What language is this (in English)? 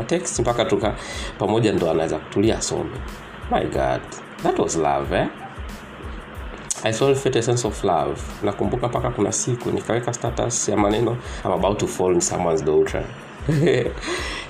Swahili